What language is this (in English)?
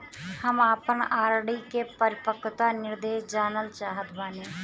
Bhojpuri